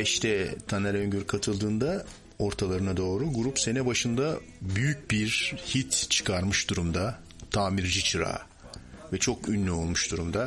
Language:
Turkish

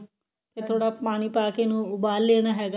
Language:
Punjabi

